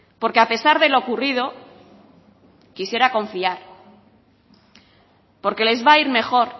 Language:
Spanish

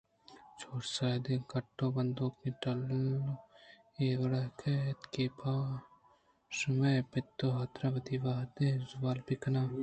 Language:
Eastern Balochi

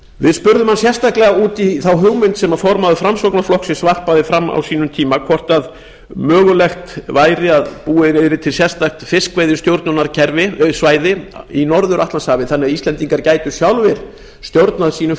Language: Icelandic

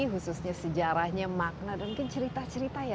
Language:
Indonesian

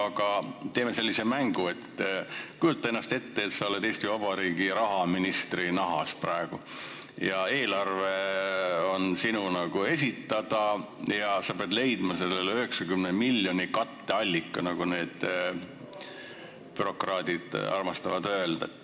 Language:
Estonian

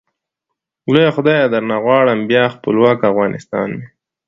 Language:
Pashto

